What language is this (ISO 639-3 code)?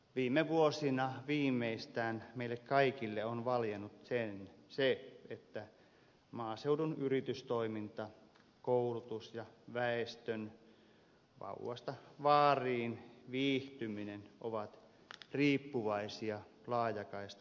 fin